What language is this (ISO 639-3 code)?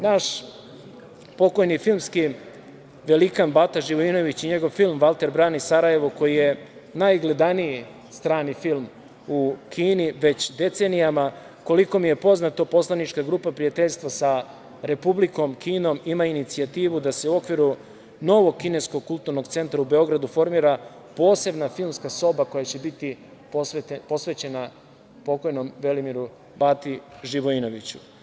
srp